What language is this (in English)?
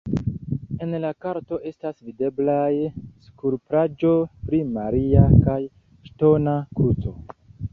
Esperanto